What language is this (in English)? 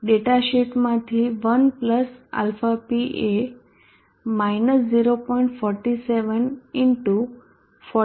Gujarati